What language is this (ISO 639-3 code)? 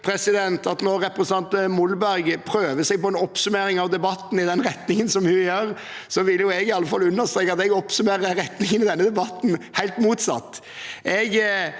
nor